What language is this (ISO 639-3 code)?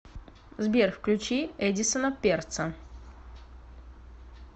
rus